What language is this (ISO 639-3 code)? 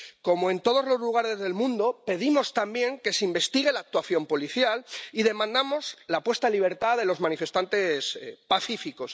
spa